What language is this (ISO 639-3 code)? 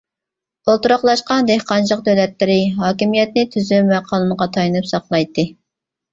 uig